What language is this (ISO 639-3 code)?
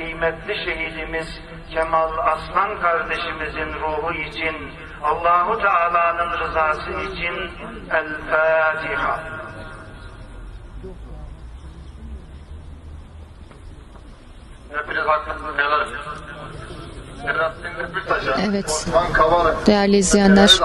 tur